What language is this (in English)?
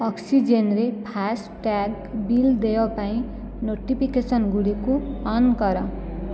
Odia